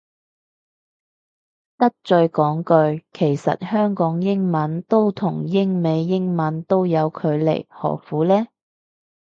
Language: Cantonese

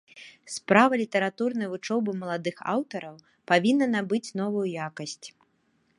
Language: Belarusian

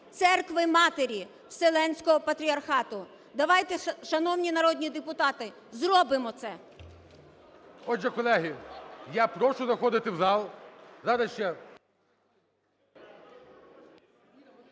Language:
Ukrainian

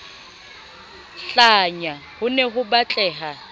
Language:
Southern Sotho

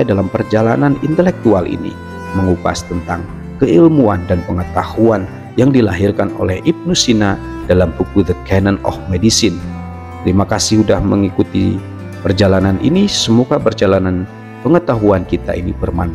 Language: Indonesian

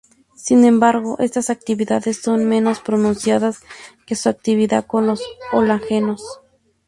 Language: Spanish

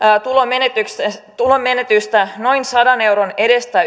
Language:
Finnish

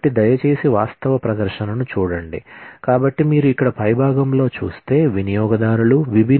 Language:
Telugu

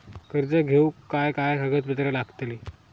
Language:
Marathi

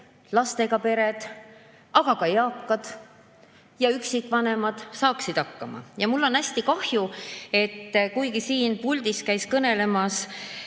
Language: Estonian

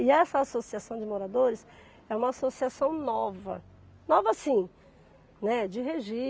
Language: Portuguese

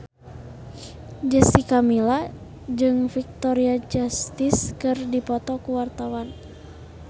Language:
Sundanese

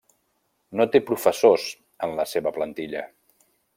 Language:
Catalan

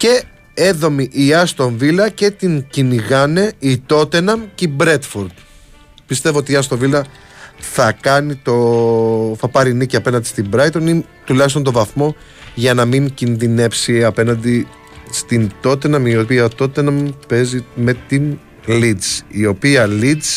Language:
Greek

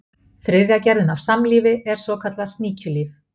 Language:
Icelandic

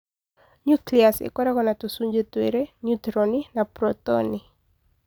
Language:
Kikuyu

